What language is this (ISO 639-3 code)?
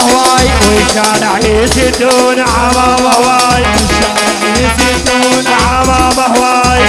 ara